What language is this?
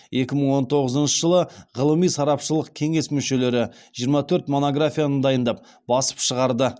Kazakh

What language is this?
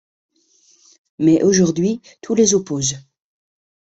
French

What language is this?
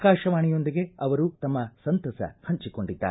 Kannada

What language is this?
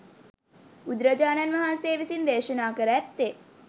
Sinhala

